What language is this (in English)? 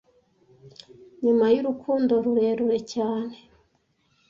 Kinyarwanda